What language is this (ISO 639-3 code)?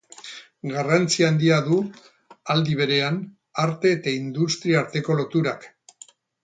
eus